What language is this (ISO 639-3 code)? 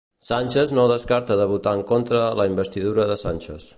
cat